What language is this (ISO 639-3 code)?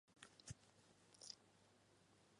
zho